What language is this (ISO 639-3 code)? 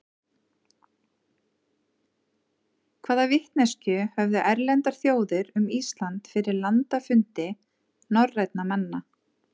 isl